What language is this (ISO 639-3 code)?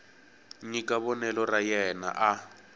tso